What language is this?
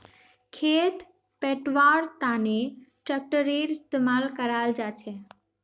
Magahi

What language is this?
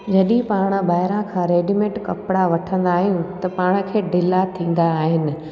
Sindhi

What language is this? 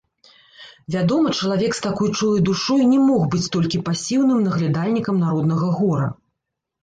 Belarusian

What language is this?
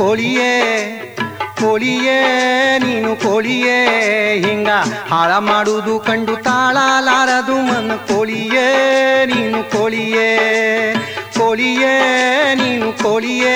Kannada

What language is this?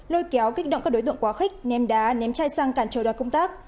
Vietnamese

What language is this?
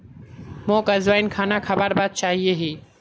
Magahi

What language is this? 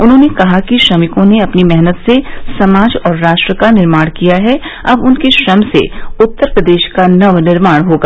Hindi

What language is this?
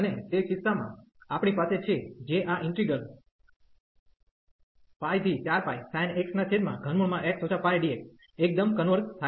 Gujarati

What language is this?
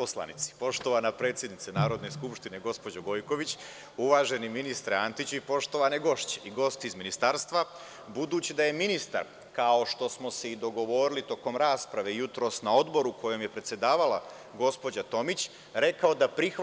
Serbian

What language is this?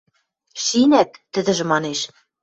Western Mari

